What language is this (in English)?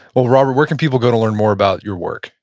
English